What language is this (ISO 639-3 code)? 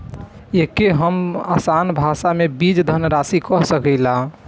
bho